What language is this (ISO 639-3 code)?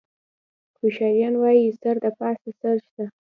pus